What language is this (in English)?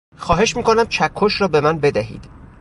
Persian